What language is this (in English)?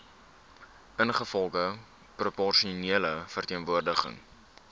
Afrikaans